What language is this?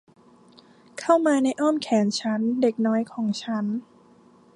Thai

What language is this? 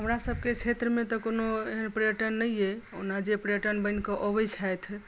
Maithili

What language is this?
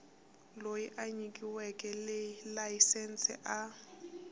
Tsonga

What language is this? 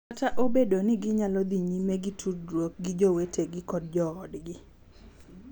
Luo (Kenya and Tanzania)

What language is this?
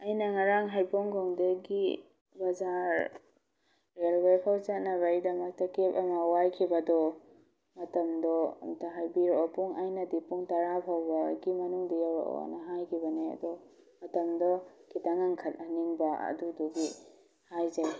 Manipuri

